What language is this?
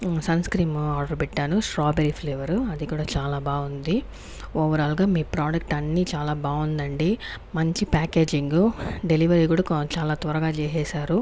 Telugu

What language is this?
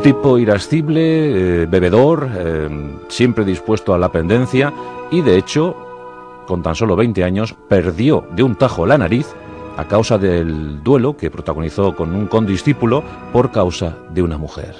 Spanish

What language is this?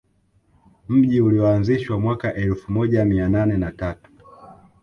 Swahili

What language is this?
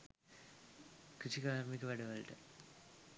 Sinhala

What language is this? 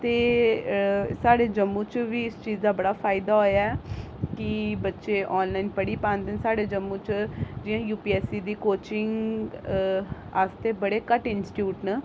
Dogri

